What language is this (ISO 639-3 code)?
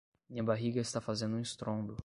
por